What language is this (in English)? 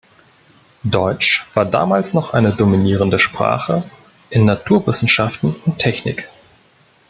German